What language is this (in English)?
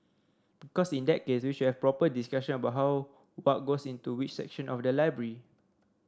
English